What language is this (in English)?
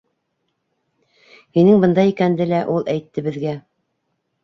Bashkir